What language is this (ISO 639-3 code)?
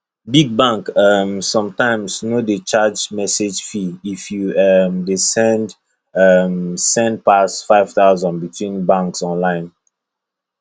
pcm